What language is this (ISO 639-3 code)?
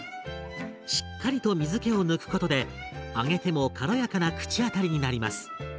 jpn